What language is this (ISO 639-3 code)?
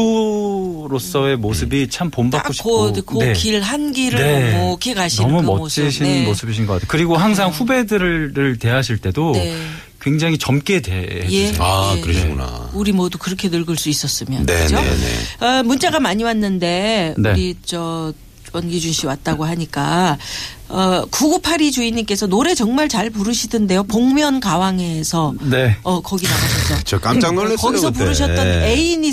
kor